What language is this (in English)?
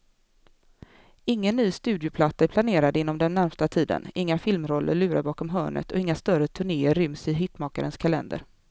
Swedish